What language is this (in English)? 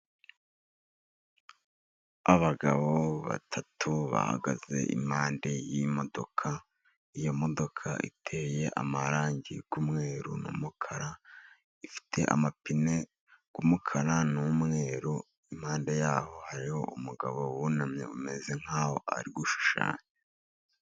Kinyarwanda